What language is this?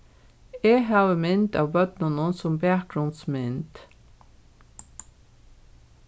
Faroese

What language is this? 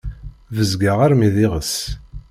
Kabyle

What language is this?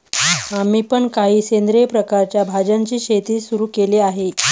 Marathi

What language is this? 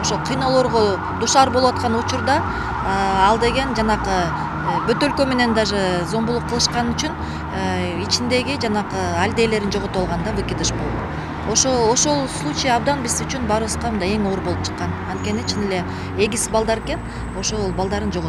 Turkish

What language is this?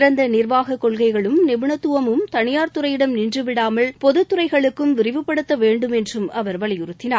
Tamil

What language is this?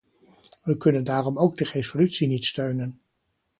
Dutch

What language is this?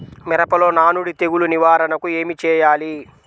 Telugu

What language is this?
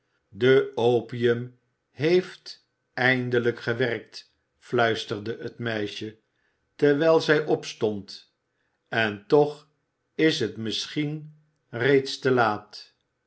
Dutch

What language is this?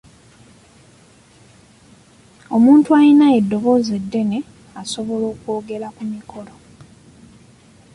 Ganda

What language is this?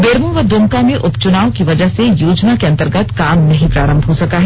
Hindi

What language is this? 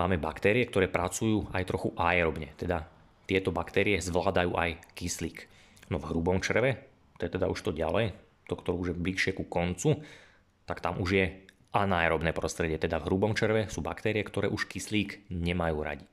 Slovak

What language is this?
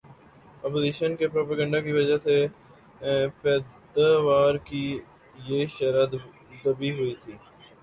Urdu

